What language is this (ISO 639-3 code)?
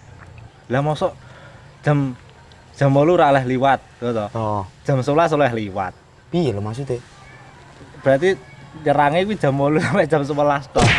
ind